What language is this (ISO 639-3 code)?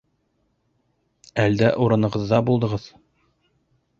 bak